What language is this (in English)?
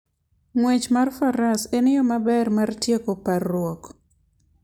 Luo (Kenya and Tanzania)